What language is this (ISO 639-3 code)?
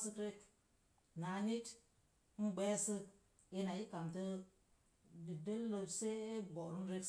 ver